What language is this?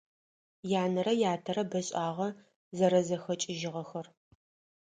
Adyghe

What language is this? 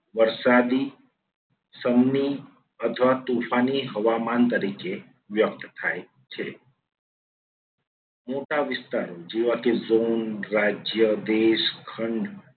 Gujarati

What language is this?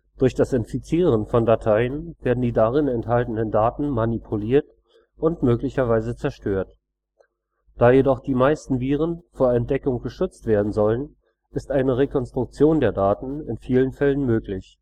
German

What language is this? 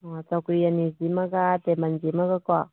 Manipuri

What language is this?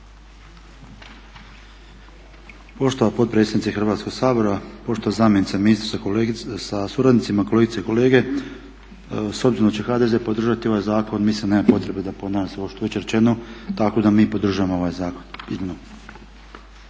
Croatian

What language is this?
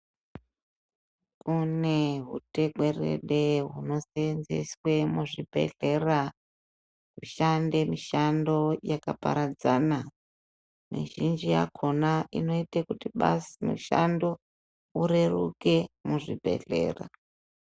Ndau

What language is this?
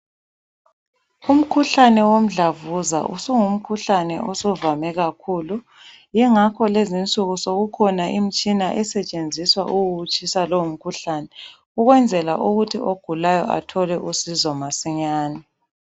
North Ndebele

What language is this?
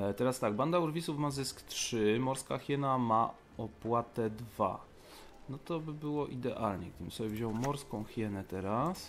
Polish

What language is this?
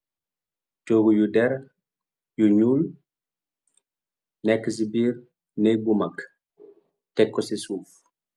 Wolof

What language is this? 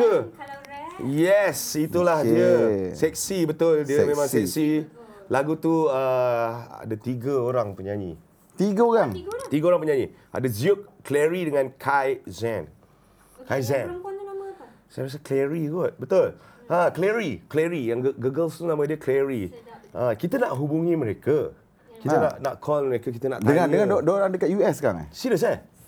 Malay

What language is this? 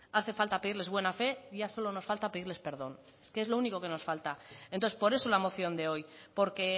Spanish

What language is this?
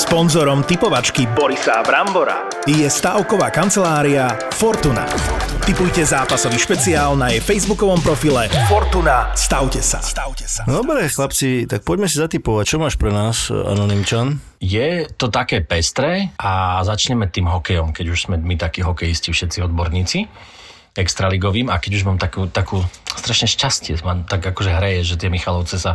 Slovak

